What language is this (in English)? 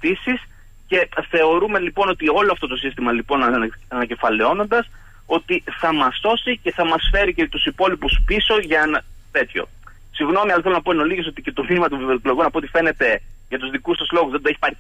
Greek